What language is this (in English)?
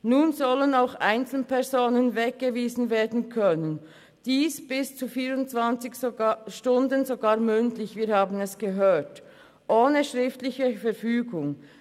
Swiss German